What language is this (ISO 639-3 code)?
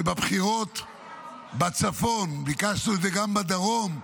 heb